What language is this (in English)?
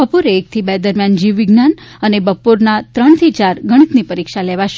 Gujarati